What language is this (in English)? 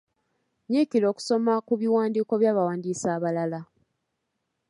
Ganda